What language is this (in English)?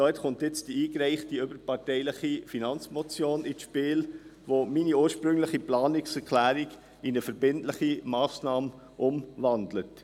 Swiss German